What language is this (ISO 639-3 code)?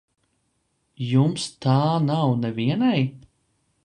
lav